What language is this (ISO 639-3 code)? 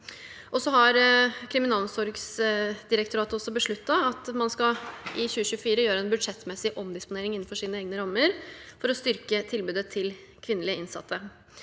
nor